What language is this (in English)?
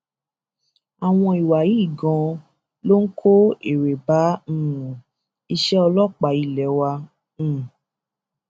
Yoruba